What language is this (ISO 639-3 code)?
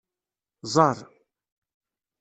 kab